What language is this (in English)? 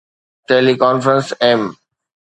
Sindhi